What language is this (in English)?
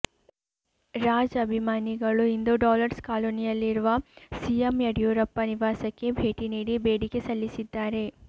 Kannada